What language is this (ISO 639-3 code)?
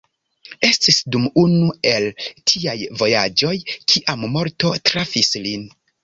epo